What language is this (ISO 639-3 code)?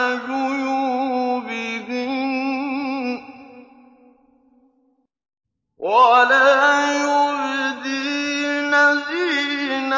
ara